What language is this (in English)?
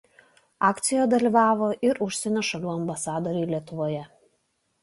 Lithuanian